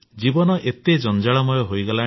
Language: Odia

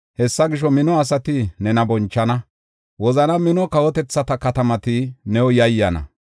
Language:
Gofa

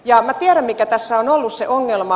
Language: Finnish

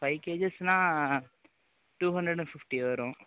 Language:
Tamil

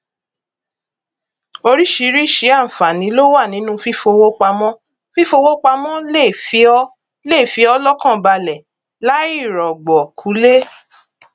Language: Yoruba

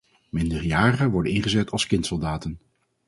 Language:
Dutch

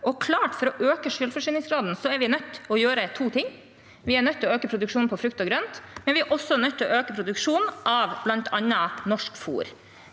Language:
Norwegian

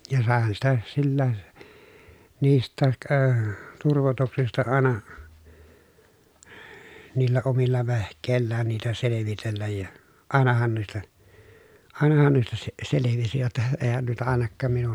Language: Finnish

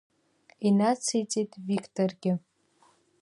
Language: Abkhazian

